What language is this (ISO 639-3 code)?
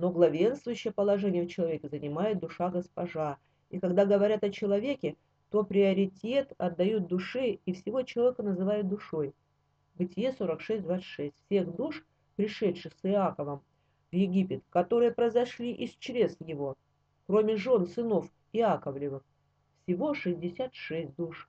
rus